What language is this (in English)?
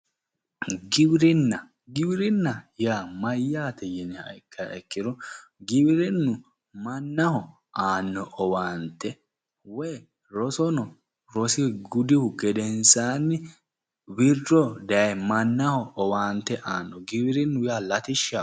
Sidamo